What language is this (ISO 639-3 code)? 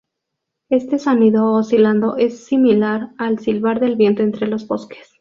spa